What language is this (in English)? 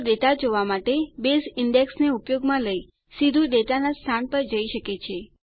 Gujarati